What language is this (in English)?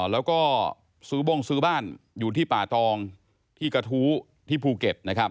Thai